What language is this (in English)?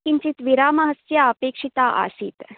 Sanskrit